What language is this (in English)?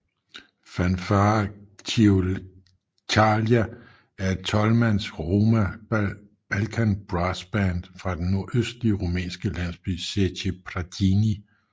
Danish